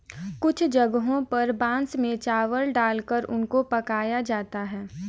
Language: Hindi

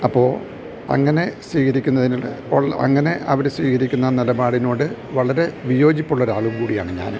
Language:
Malayalam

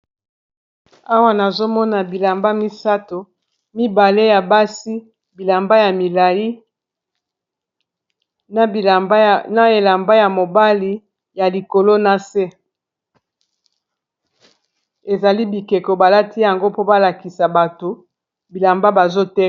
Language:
Lingala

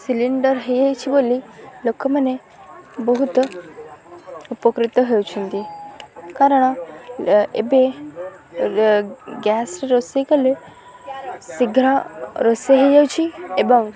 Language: Odia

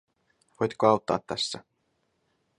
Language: Finnish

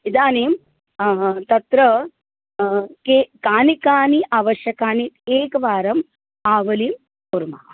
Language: Sanskrit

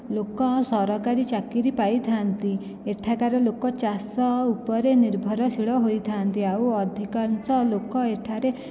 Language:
Odia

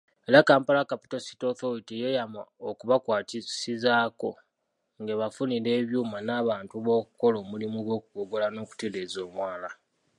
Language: Ganda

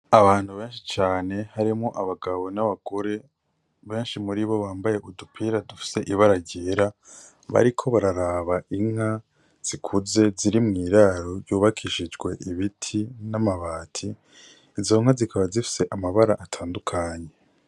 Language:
Rundi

